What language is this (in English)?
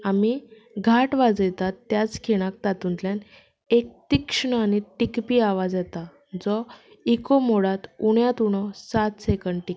Konkani